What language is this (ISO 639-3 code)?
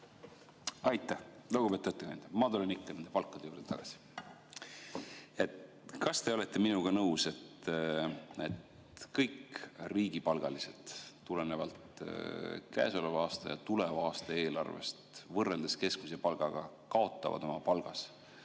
est